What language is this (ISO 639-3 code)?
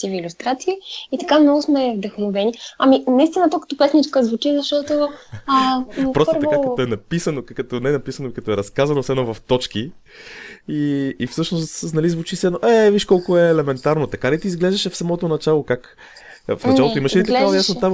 bul